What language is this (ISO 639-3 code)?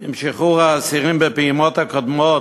heb